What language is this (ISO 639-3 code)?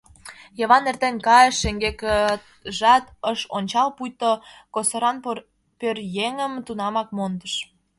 chm